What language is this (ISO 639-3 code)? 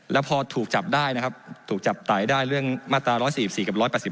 tha